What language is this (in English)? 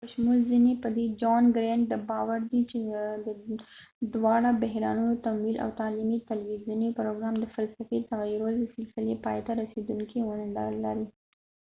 Pashto